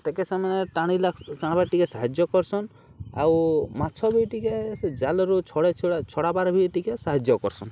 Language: Odia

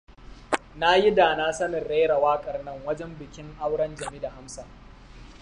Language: Hausa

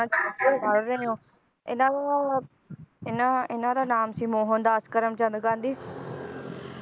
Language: Punjabi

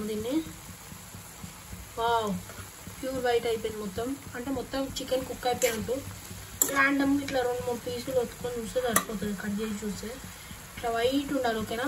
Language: Romanian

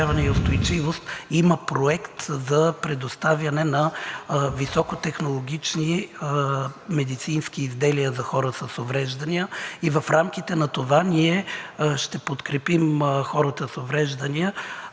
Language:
Bulgarian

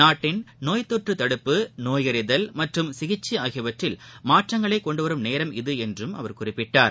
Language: Tamil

